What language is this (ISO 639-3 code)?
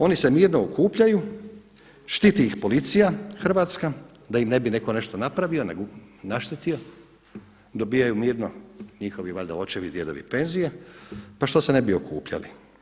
hrv